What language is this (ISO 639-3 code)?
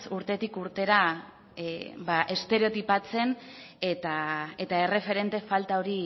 eus